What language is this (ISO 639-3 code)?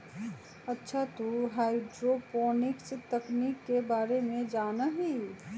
mag